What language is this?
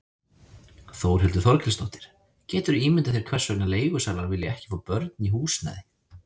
Icelandic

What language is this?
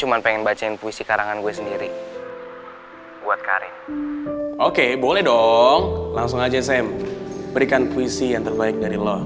Indonesian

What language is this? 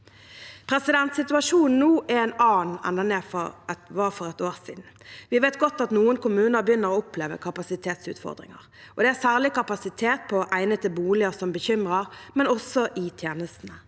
Norwegian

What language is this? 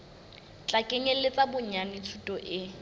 Southern Sotho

